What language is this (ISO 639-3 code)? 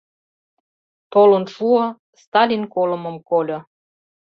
chm